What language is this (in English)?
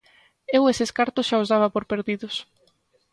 Galician